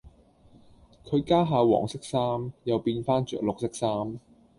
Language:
Cantonese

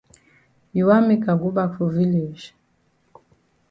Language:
Cameroon Pidgin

